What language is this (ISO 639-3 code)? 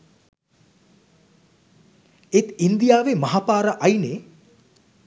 sin